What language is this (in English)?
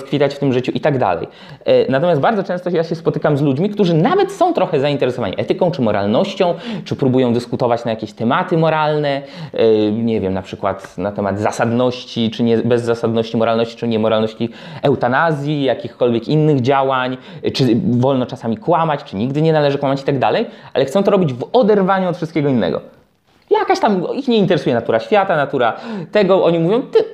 Polish